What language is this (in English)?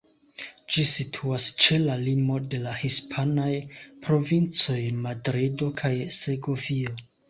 Esperanto